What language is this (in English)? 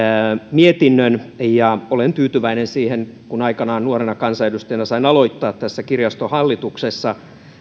Finnish